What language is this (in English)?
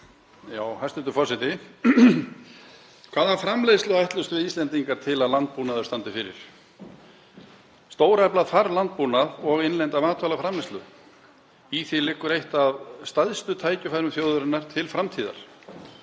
Icelandic